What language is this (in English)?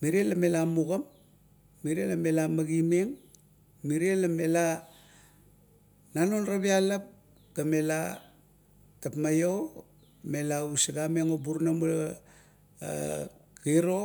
Kuot